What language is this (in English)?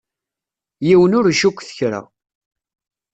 Kabyle